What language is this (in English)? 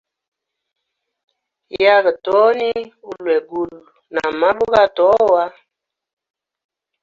Hemba